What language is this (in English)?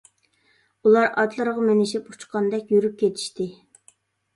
Uyghur